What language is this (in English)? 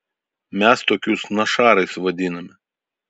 Lithuanian